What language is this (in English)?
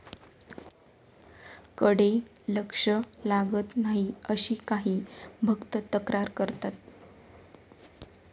Marathi